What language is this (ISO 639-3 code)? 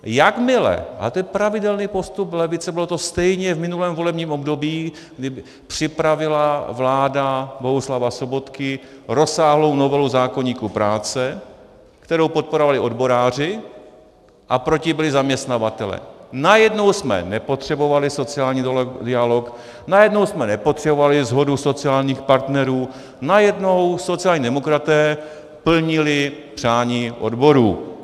ces